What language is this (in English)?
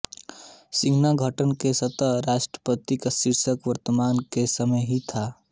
Hindi